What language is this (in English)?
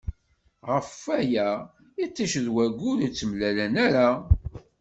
Kabyle